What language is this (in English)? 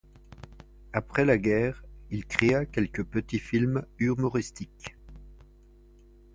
French